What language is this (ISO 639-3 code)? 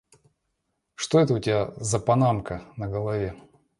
rus